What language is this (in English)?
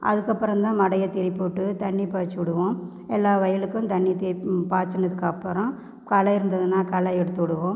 Tamil